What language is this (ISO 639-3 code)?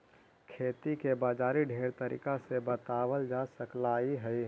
mag